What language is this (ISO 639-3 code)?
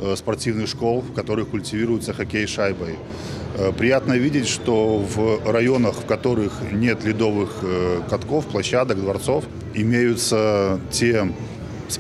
rus